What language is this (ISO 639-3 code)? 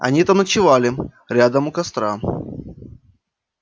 rus